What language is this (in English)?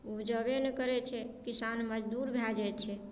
Maithili